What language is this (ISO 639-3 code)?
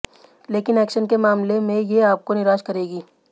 hin